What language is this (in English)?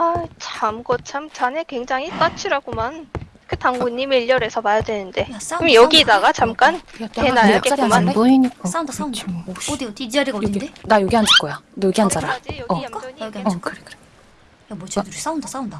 Korean